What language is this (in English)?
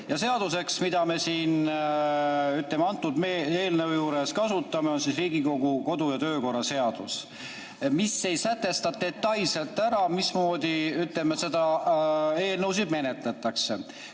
Estonian